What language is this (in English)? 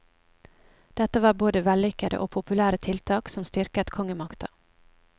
Norwegian